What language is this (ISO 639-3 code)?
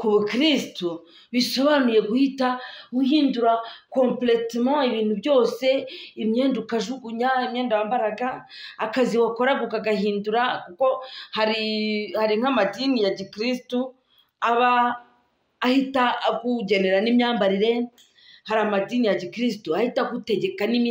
fra